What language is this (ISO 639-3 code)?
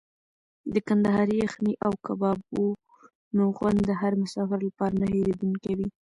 pus